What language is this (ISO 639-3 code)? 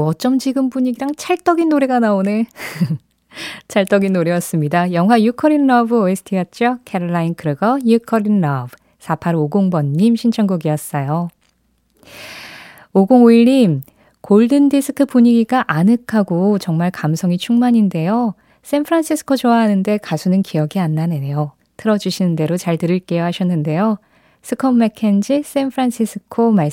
kor